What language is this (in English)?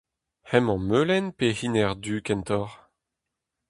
Breton